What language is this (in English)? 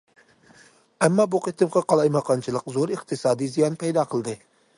Uyghur